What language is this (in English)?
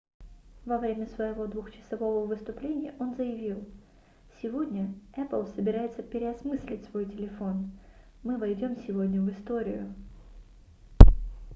Russian